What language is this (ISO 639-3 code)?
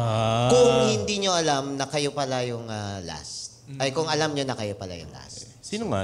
fil